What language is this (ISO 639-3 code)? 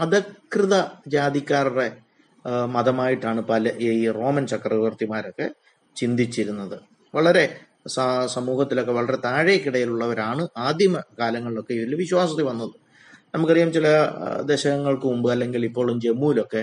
mal